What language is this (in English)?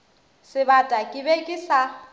Northern Sotho